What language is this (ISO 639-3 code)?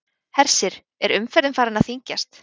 isl